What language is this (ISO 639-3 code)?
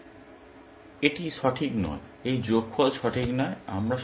ben